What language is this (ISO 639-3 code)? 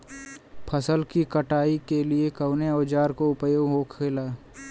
bho